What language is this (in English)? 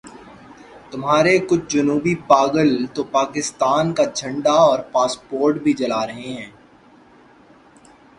Urdu